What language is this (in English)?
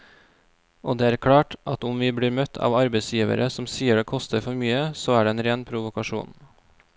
Norwegian